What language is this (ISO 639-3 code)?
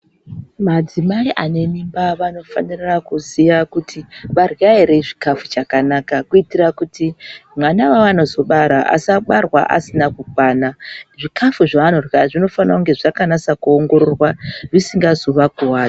ndc